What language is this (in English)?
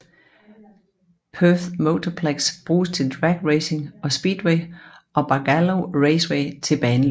Danish